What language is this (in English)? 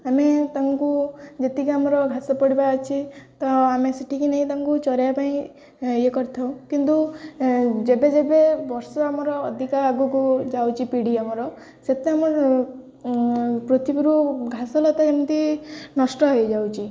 Odia